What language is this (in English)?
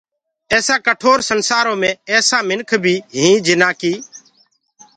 Gurgula